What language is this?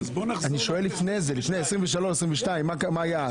Hebrew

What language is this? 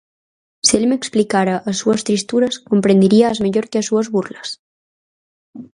Galician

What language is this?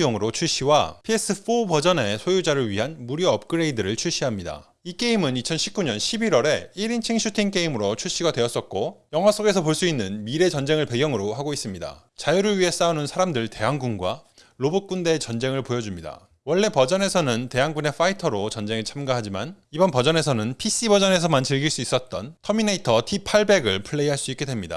Korean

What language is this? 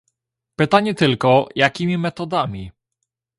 Polish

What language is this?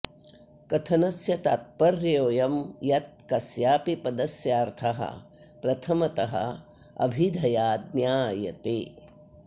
Sanskrit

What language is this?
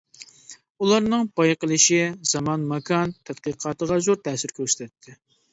Uyghur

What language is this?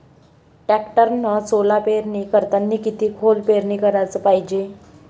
Marathi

